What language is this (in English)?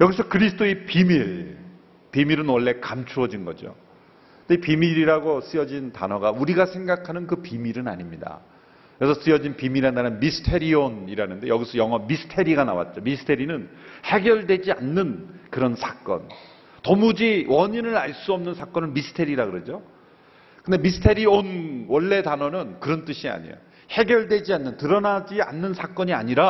Korean